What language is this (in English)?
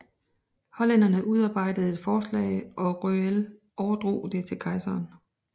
Danish